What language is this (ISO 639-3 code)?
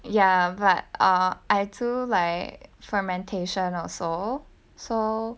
eng